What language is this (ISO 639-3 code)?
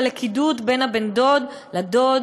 heb